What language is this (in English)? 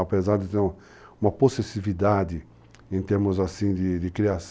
Portuguese